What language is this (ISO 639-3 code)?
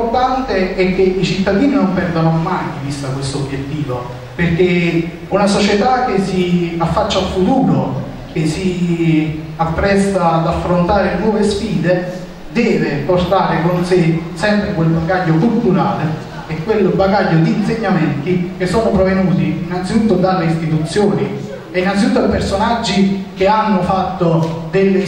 ita